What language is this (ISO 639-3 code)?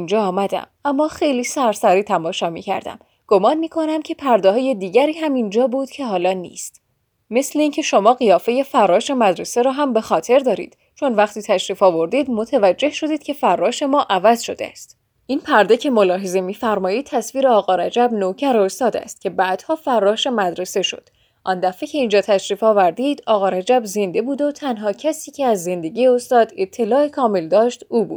fas